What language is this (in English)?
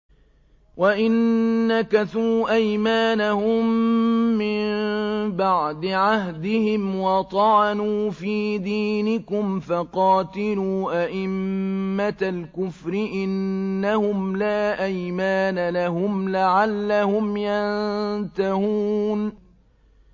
Arabic